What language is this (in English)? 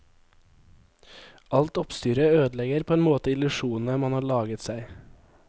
Norwegian